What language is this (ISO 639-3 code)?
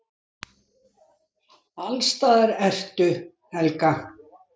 isl